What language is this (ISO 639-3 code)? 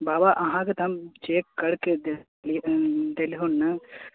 mai